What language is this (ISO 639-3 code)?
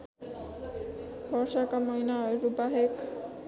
nep